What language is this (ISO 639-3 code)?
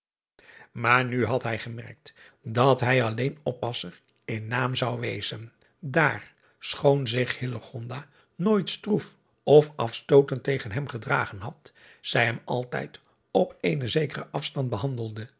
nld